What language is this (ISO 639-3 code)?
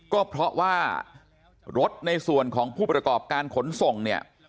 tha